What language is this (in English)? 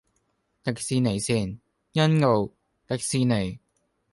Cantonese